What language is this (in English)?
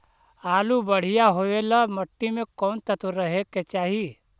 Magahi